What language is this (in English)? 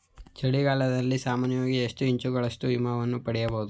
Kannada